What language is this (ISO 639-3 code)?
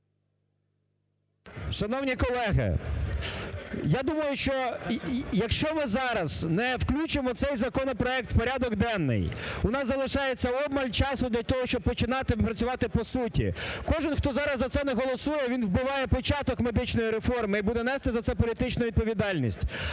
ukr